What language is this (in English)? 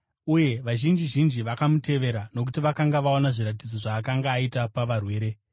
Shona